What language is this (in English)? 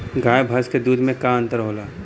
Bhojpuri